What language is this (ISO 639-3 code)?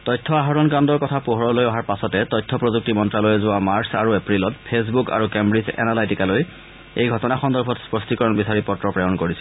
asm